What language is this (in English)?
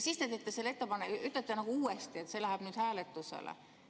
Estonian